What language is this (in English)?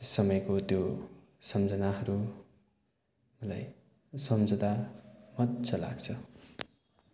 Nepali